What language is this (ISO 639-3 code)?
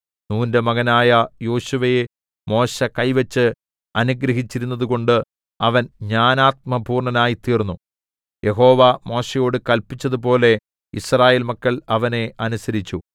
mal